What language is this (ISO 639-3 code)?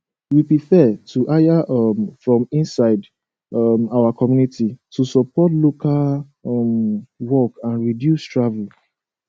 pcm